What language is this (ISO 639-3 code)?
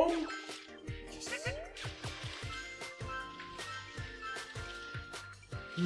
deu